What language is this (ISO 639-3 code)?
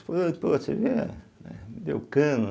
por